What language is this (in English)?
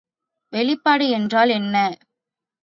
Tamil